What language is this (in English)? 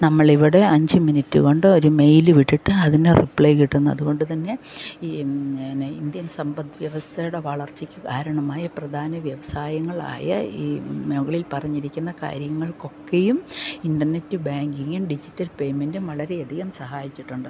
Malayalam